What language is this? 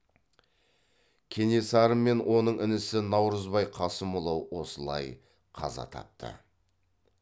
Kazakh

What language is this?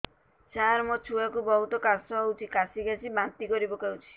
Odia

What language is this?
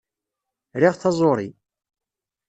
Kabyle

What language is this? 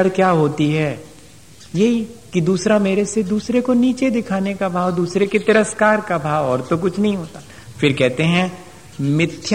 Hindi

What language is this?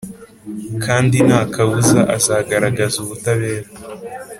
Kinyarwanda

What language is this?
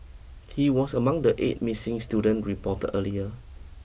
English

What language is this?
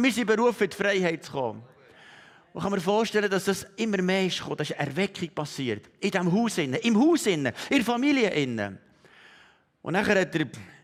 German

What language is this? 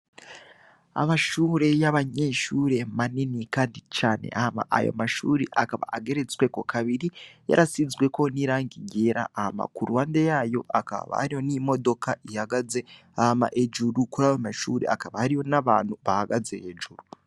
Rundi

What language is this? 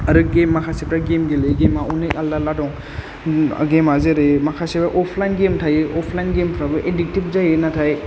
Bodo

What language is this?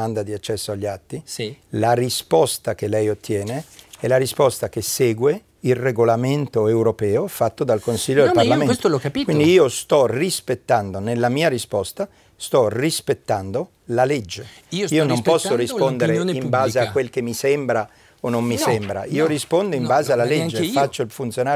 Italian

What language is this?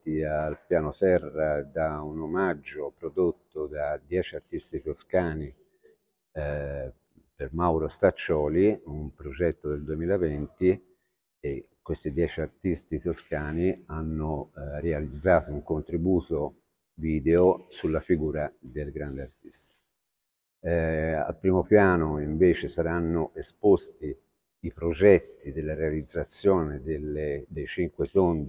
Italian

